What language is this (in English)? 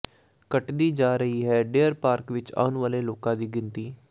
Punjabi